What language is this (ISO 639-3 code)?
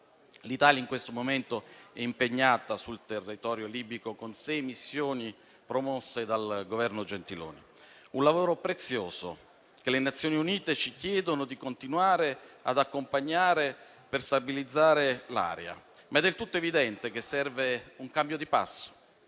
ita